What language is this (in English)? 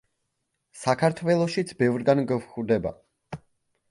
Georgian